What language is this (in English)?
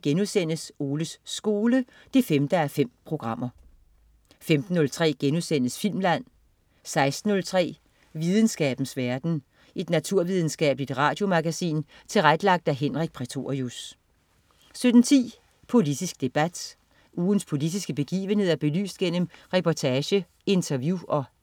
Danish